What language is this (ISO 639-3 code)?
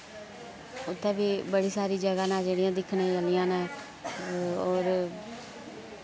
doi